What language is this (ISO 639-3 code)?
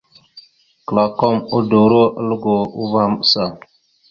mxu